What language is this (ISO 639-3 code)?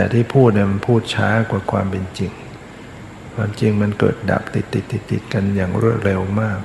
tha